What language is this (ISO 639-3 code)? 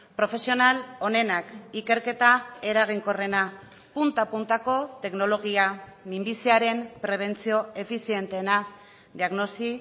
eus